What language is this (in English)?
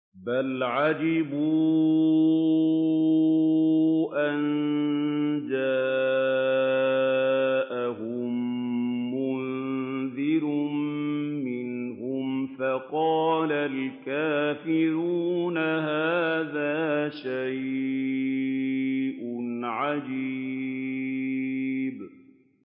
Arabic